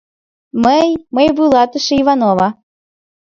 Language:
Mari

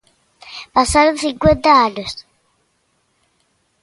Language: Galician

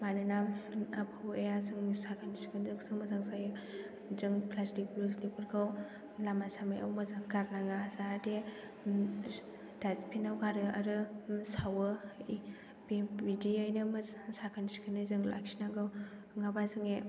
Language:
Bodo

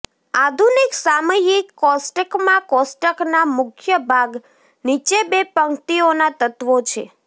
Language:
Gujarati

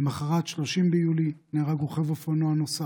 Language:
Hebrew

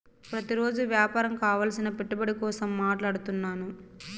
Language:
Telugu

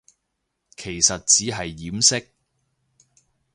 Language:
Cantonese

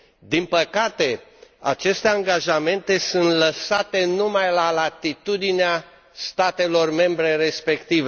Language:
Romanian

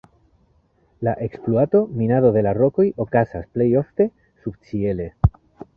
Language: Esperanto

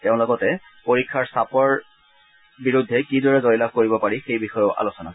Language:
Assamese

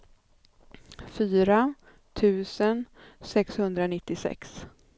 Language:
Swedish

